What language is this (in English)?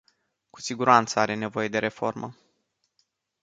Romanian